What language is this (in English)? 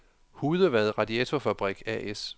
Danish